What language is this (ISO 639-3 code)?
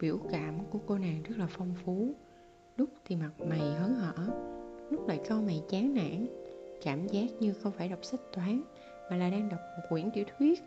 vie